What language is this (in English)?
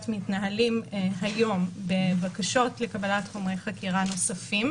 Hebrew